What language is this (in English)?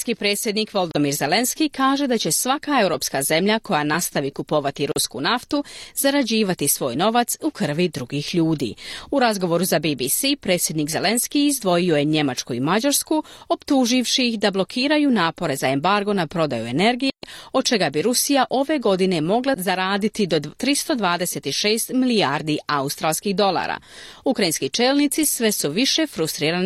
Croatian